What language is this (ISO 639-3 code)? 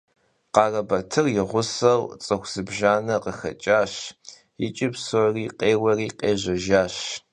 kbd